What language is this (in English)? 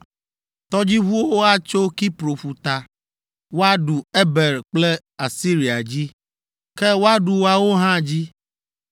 Ewe